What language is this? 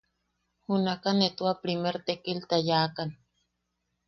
Yaqui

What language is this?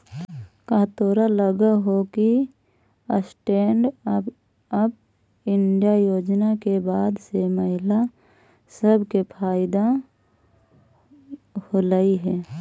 Magahi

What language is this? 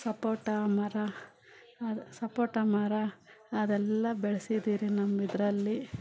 Kannada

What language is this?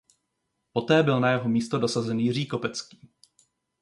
Czech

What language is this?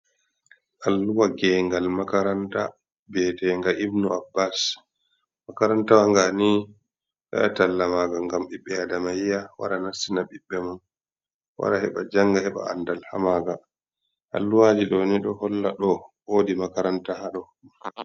Fula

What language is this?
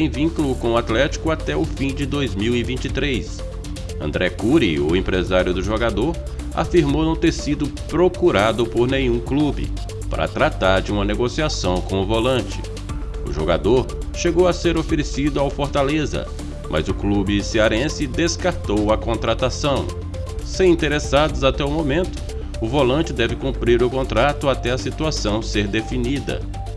Portuguese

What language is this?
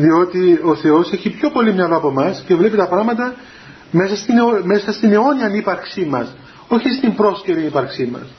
Greek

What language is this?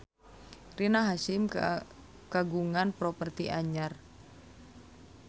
Sundanese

